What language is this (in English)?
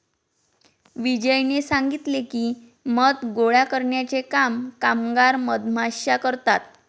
Marathi